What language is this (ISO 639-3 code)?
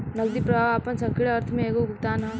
bho